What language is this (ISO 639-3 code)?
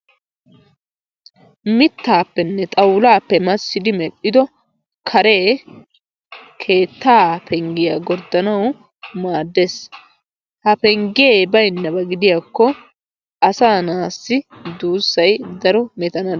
wal